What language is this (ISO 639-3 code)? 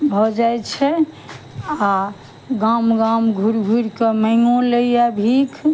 mai